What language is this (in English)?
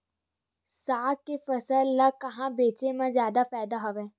Chhattisgarhi